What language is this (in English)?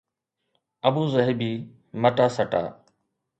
Sindhi